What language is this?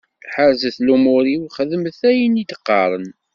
Kabyle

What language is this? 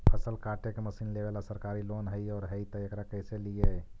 Magahi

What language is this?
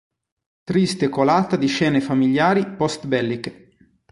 Italian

